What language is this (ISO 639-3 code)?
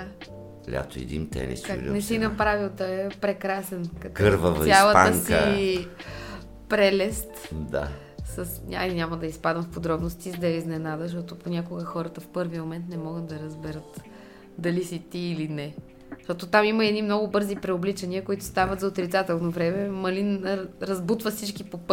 bul